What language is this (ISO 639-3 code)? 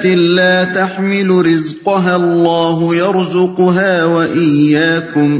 urd